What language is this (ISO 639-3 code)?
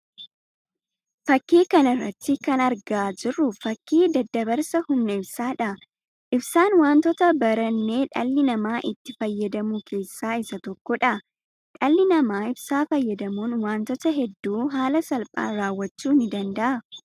orm